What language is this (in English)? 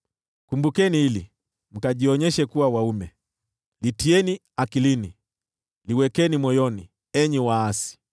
Swahili